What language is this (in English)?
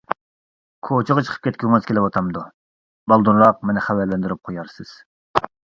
Uyghur